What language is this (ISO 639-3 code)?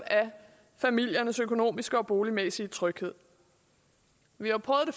dan